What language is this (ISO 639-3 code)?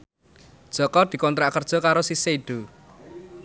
jav